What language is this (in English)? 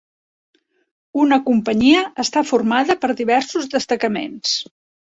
Catalan